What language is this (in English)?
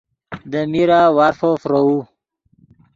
Yidgha